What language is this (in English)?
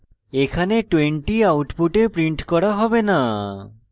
Bangla